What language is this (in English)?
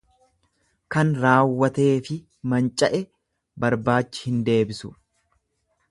Oromo